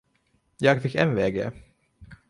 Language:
Swedish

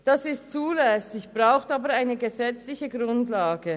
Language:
Swiss German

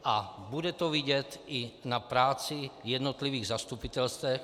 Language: Czech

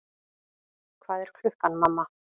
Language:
Icelandic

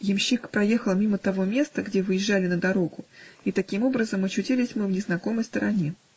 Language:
Russian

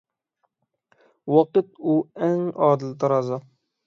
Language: Uyghur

